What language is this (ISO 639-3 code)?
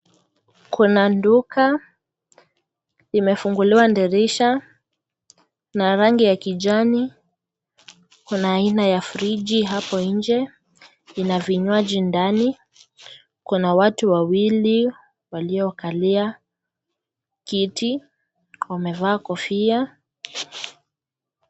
swa